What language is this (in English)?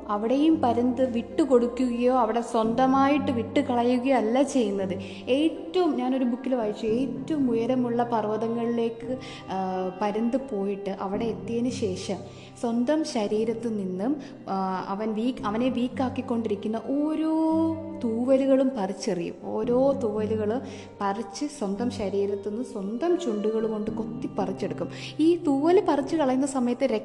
Malayalam